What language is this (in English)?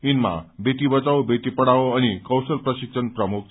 Nepali